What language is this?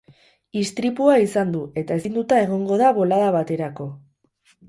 Basque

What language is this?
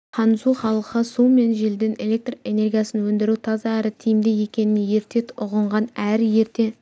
Kazakh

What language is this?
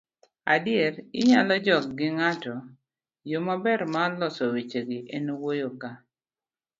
Luo (Kenya and Tanzania)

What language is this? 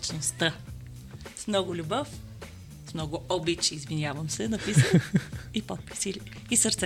Bulgarian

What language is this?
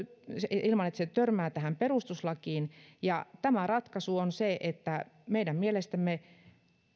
Finnish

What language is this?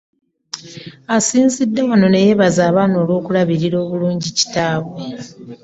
Ganda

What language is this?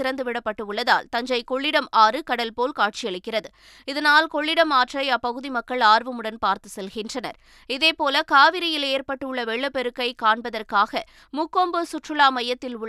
Tamil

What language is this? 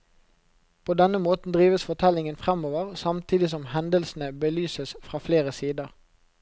Norwegian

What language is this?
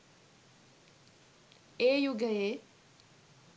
Sinhala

